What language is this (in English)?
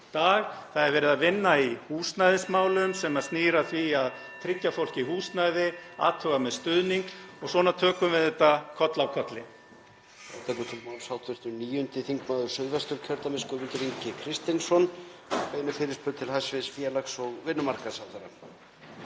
Icelandic